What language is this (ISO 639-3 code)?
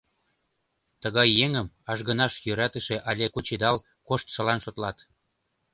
chm